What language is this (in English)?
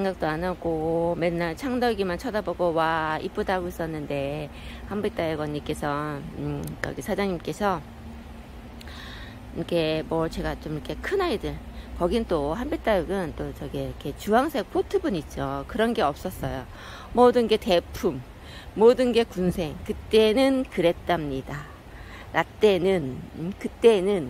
Korean